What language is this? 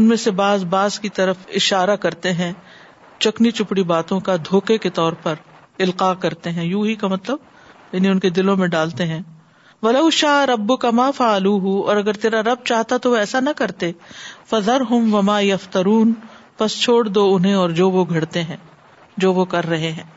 Urdu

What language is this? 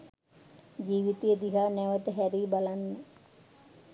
Sinhala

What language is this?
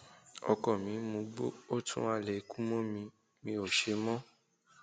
Yoruba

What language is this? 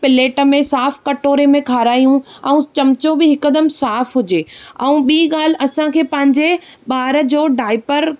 Sindhi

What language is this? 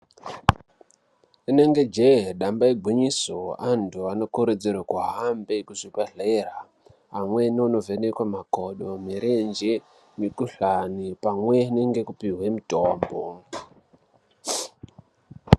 Ndau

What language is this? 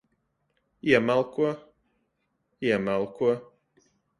Latvian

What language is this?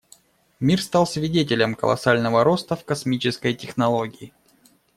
Russian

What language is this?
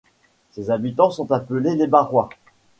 French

